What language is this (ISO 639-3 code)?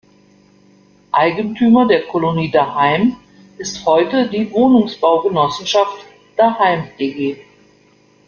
deu